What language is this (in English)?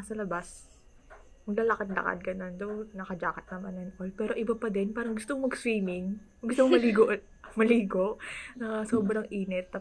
Filipino